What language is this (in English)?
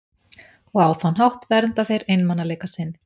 Icelandic